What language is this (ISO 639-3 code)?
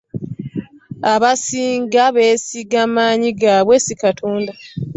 lug